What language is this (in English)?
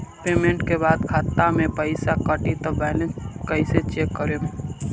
Bhojpuri